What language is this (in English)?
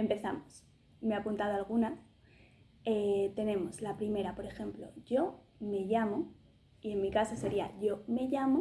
Spanish